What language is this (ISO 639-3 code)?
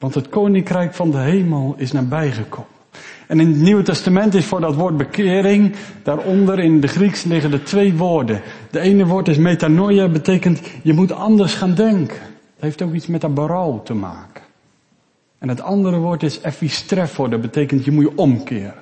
nld